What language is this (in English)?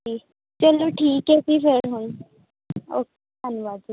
Punjabi